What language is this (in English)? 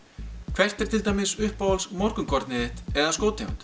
Icelandic